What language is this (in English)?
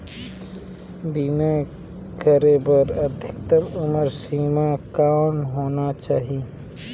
Chhattisgarhi